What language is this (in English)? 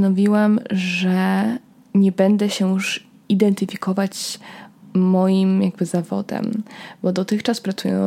Polish